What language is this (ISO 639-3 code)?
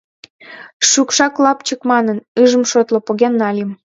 chm